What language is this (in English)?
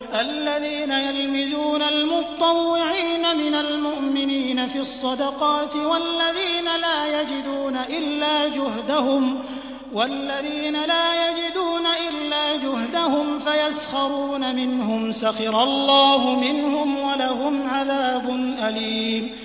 Arabic